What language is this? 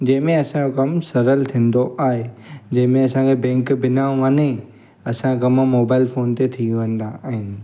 Sindhi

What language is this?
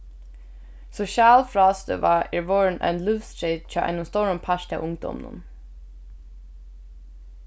Faroese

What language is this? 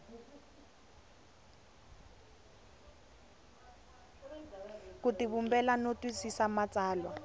Tsonga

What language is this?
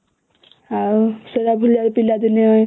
Odia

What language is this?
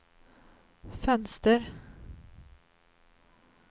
Swedish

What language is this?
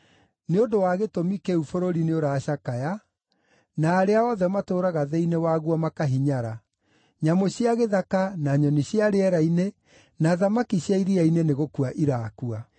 Kikuyu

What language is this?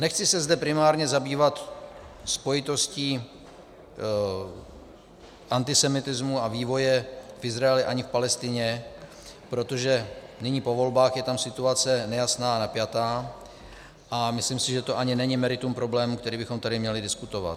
Czech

